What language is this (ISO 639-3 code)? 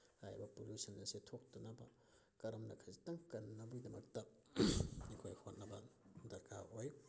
mni